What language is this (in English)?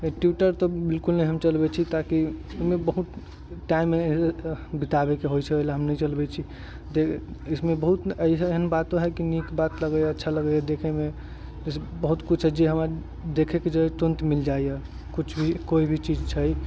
Maithili